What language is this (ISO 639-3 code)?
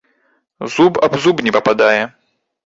bel